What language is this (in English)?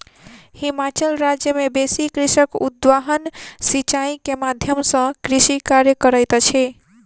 Maithili